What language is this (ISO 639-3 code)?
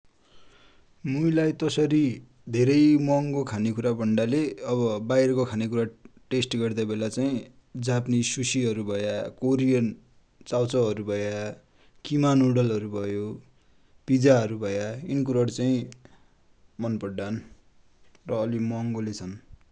dty